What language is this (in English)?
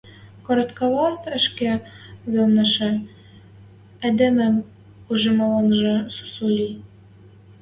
Western Mari